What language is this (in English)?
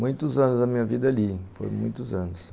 Portuguese